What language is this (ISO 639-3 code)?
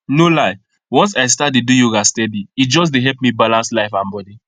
pcm